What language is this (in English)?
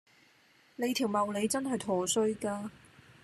Cantonese